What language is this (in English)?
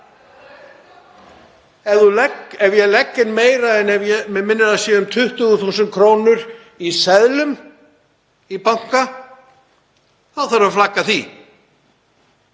Icelandic